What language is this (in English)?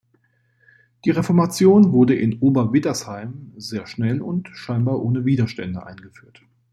German